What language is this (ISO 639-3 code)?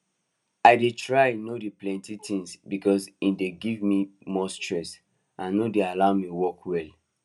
pcm